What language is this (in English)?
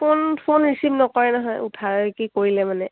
Assamese